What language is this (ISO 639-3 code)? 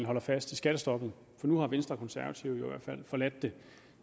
dan